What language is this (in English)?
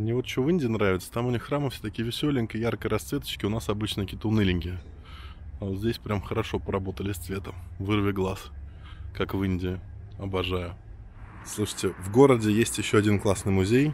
Russian